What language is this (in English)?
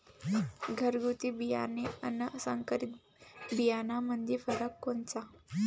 Marathi